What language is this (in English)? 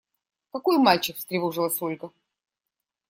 Russian